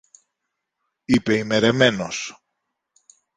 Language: Greek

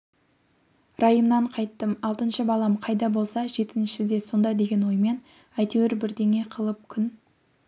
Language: Kazakh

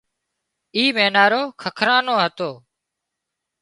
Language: Wadiyara Koli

